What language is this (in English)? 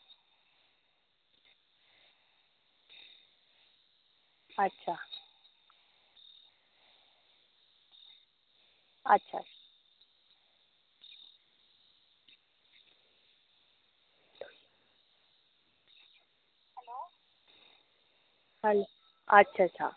Dogri